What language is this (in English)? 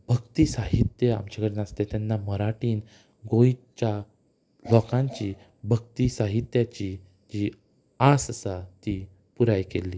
Konkani